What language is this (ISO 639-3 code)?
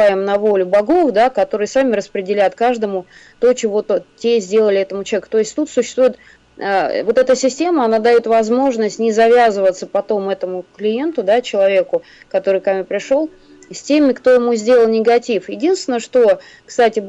rus